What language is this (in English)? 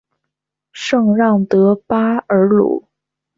Chinese